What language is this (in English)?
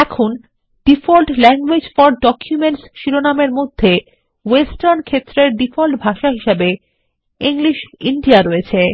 Bangla